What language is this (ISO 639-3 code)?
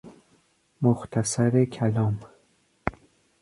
fas